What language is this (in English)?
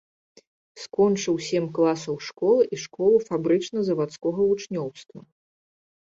Belarusian